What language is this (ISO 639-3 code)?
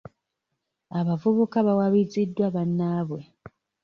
lug